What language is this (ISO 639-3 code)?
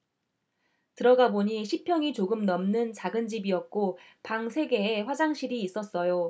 kor